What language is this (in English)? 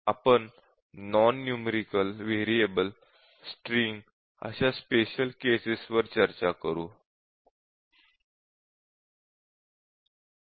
Marathi